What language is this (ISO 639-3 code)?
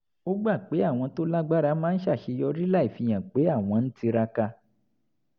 yor